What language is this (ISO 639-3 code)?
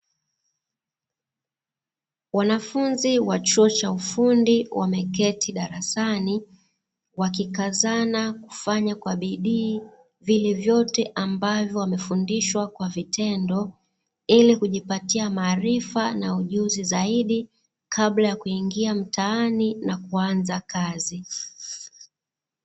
swa